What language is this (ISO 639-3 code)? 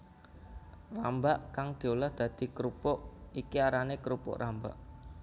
jav